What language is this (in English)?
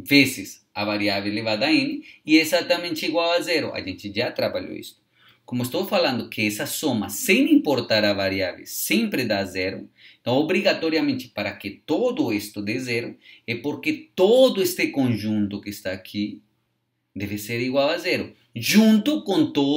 Portuguese